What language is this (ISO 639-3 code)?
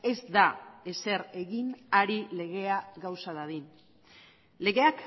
eus